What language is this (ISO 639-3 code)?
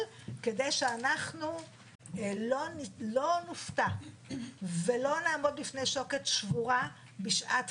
heb